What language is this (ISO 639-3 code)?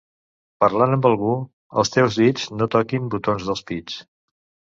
cat